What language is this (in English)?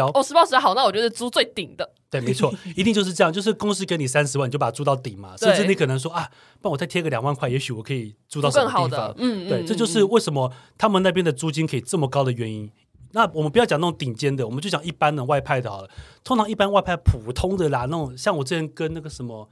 Chinese